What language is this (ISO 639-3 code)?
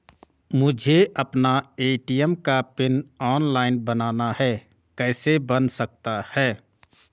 hin